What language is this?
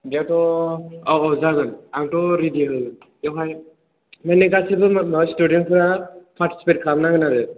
Bodo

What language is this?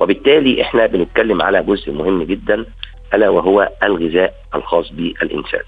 Arabic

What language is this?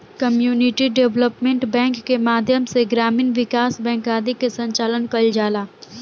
Bhojpuri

